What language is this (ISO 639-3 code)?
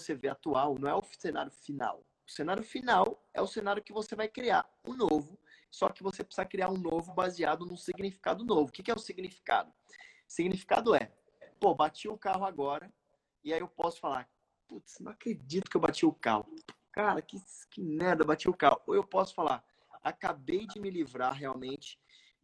por